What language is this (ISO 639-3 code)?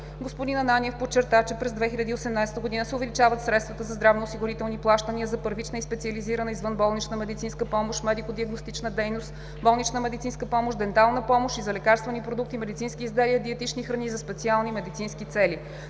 bul